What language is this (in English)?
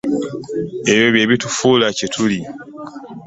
Ganda